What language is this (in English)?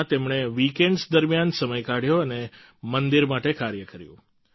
Gujarati